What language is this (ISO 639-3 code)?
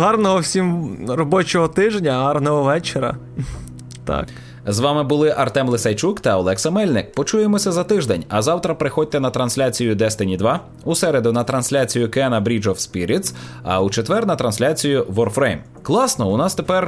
ukr